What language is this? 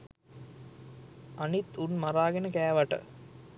Sinhala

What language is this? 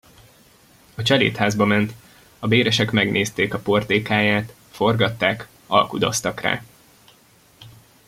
Hungarian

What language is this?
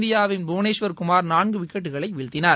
Tamil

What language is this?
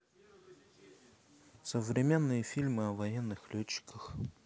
Russian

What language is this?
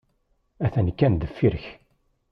Kabyle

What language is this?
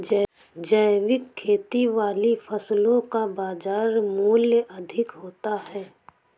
Hindi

